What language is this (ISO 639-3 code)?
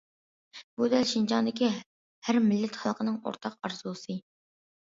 uig